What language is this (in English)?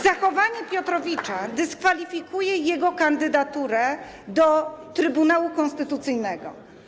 Polish